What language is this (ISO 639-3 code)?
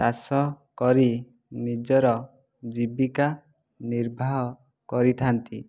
ori